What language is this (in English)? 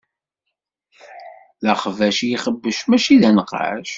Kabyle